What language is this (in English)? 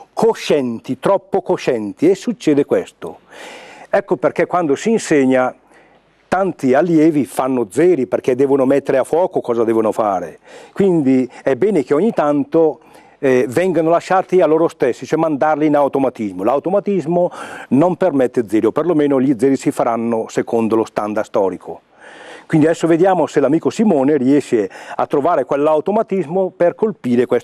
Italian